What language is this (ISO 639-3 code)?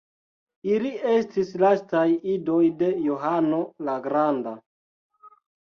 epo